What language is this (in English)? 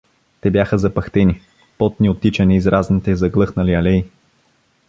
Bulgarian